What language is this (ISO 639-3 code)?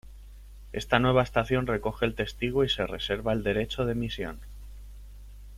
spa